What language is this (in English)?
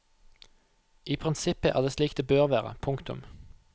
Norwegian